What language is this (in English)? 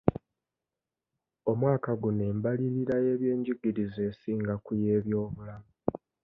Ganda